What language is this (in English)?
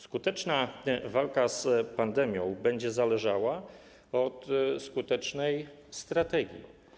Polish